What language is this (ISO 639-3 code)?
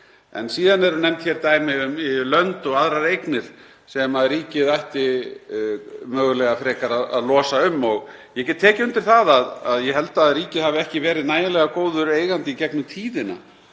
isl